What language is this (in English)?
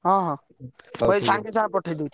Odia